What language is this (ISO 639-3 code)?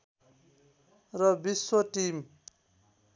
nep